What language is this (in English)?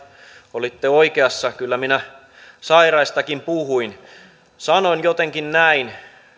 Finnish